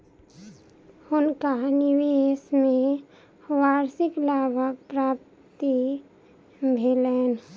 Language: Maithili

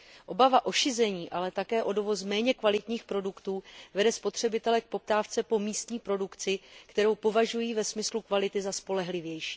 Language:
Czech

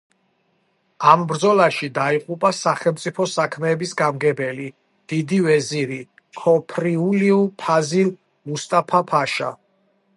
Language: Georgian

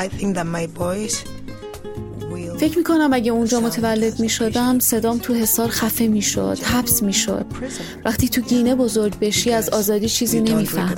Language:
Persian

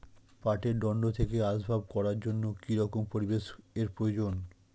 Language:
Bangla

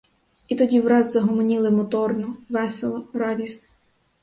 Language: Ukrainian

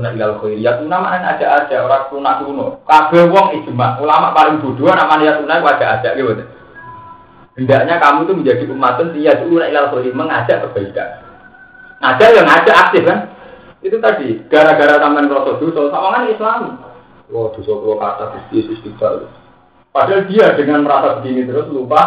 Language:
Malay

